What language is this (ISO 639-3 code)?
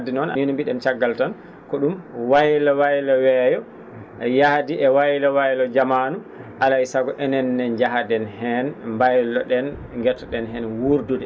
ful